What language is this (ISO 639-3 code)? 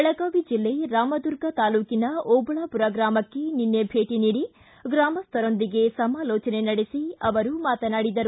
kan